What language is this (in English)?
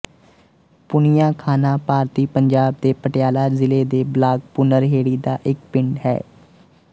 Punjabi